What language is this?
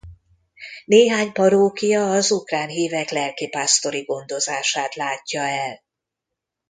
Hungarian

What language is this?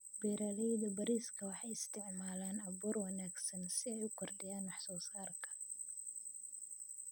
Somali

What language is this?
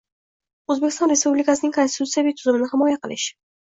Uzbek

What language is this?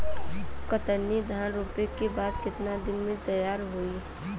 Bhojpuri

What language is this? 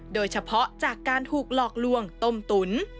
Thai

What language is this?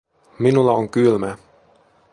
Finnish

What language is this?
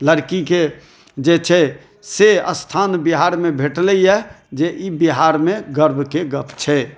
Maithili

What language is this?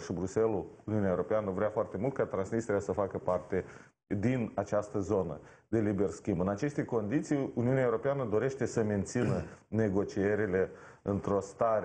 Romanian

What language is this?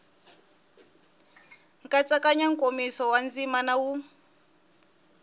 Tsonga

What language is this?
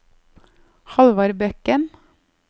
Norwegian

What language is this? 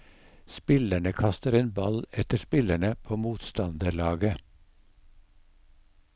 Norwegian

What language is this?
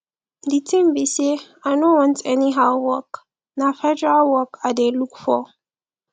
Nigerian Pidgin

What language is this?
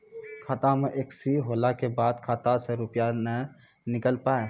Maithili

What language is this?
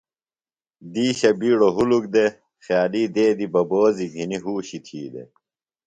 Phalura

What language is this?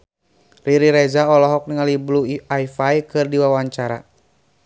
Sundanese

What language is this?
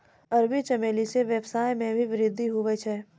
Maithili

